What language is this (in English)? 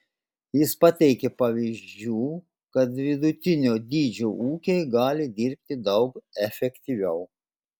Lithuanian